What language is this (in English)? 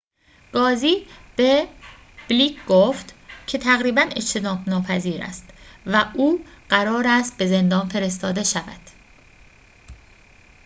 Persian